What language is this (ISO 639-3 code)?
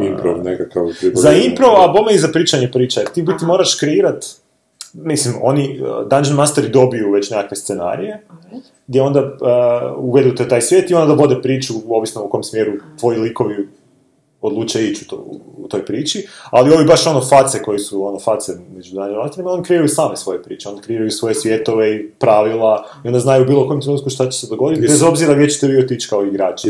hrv